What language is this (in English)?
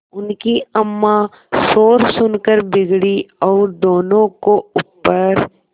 Hindi